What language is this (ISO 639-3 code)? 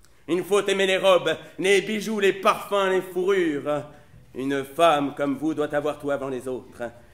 fra